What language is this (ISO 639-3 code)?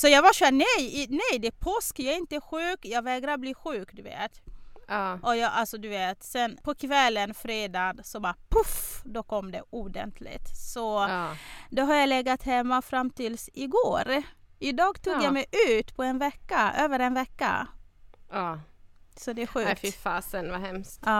swe